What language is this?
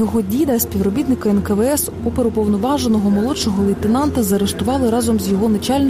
Ukrainian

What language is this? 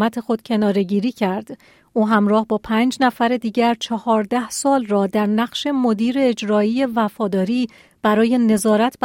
Persian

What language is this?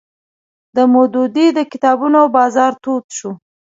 Pashto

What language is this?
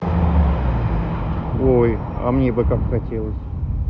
Russian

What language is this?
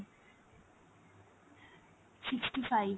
Bangla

